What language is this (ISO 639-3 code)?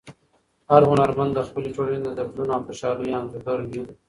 pus